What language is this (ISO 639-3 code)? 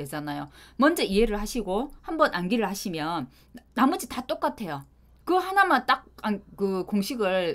kor